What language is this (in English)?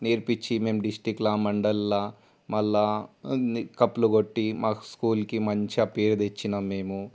Telugu